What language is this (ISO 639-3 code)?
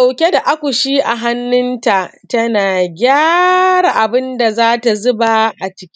hau